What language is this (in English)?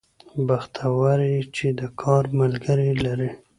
Pashto